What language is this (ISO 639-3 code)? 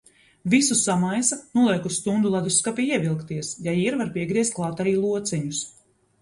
lav